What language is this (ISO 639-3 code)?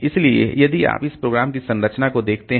hin